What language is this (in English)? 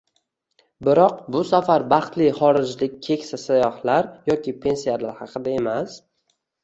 Uzbek